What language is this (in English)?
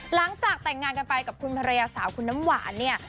Thai